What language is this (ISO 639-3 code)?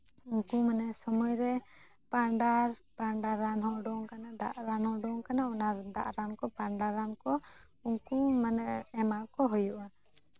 sat